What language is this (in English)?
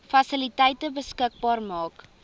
Afrikaans